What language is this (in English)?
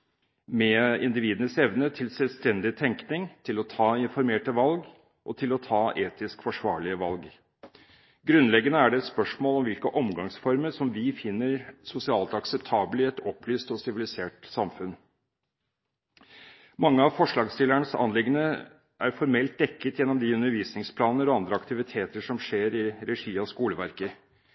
Norwegian Bokmål